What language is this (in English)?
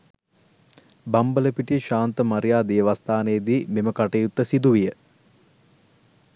Sinhala